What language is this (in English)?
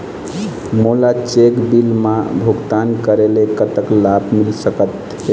Chhattisgarhi